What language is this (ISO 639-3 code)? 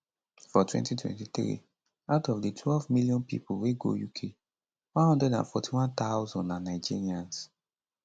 pcm